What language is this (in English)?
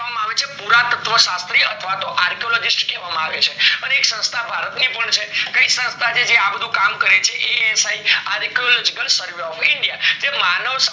Gujarati